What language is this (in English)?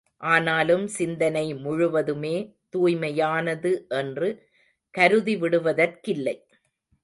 Tamil